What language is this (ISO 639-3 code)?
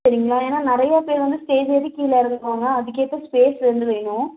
tam